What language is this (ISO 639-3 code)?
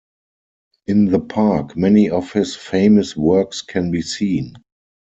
eng